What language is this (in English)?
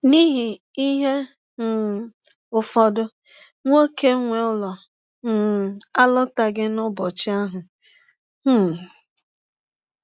Igbo